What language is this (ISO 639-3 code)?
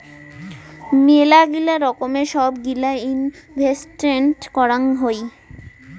ben